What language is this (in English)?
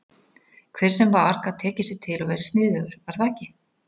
Icelandic